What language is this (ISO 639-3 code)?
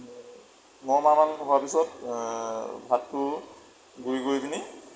asm